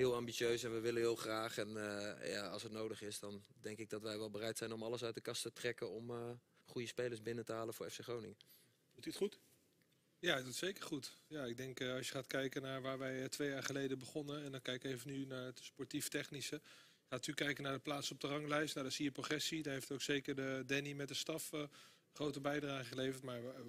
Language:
Dutch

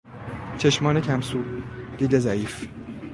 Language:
Persian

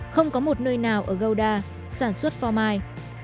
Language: Vietnamese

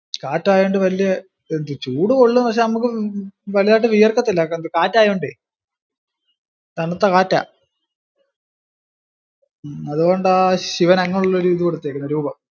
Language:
Malayalam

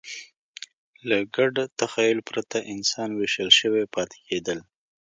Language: Pashto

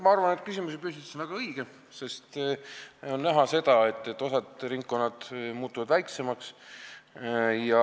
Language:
Estonian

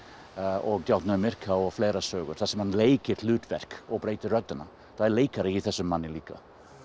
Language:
Icelandic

